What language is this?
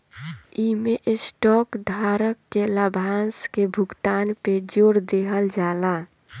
Bhojpuri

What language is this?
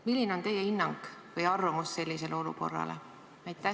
Estonian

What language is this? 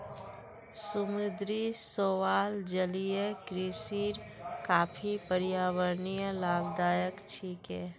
Magahi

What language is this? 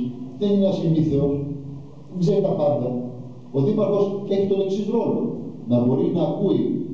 Greek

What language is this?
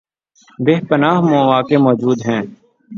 Urdu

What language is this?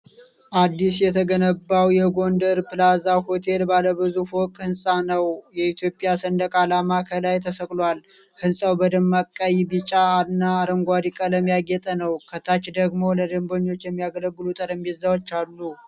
Amharic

